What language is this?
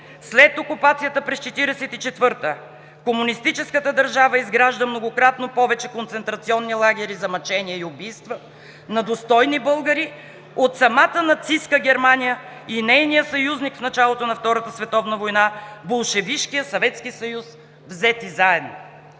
Bulgarian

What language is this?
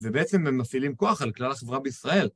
Hebrew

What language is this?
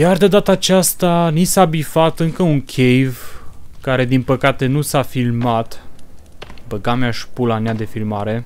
Romanian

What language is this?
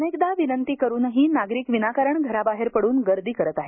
Marathi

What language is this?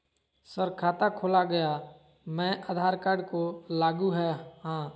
Magahi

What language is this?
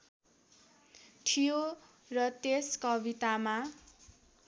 Nepali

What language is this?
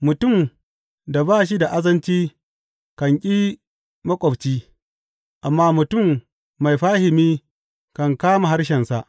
Hausa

